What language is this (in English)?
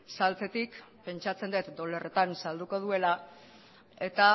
Basque